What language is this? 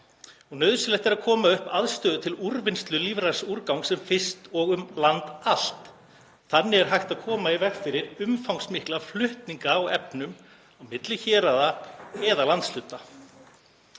Icelandic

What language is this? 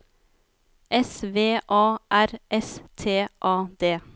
Norwegian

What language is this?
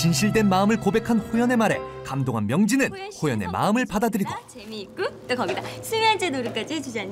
Korean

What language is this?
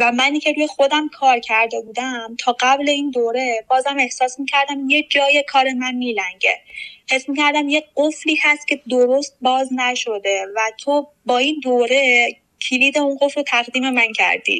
Persian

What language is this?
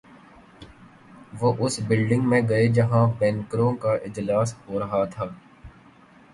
Urdu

